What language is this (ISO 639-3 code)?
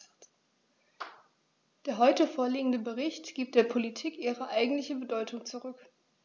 deu